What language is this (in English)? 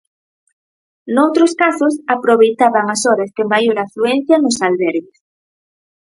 Galician